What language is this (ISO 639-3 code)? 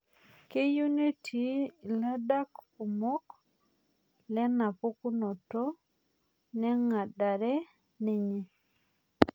mas